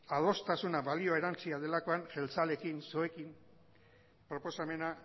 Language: Basque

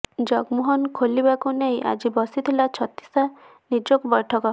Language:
Odia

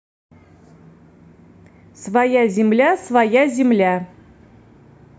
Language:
Russian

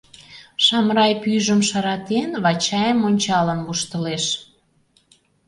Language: Mari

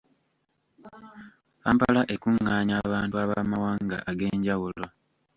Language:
Ganda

